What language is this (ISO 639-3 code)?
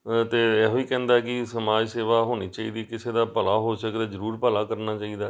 pan